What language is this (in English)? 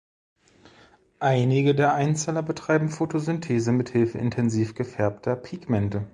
German